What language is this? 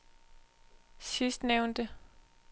Danish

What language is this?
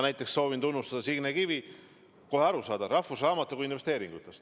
Estonian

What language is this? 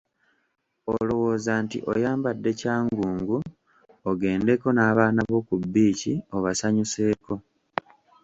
Ganda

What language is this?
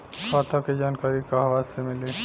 Bhojpuri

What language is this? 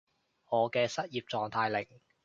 Cantonese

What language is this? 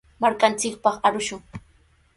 Sihuas Ancash Quechua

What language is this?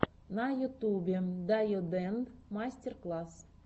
Russian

